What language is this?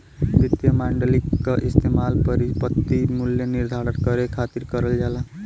Bhojpuri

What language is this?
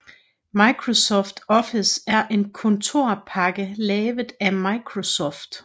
Danish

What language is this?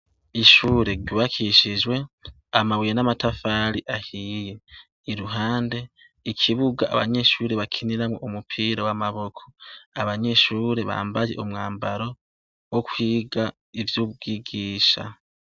Rundi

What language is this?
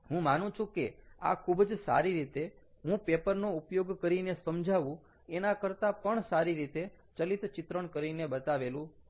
Gujarati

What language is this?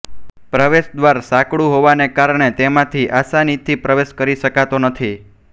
Gujarati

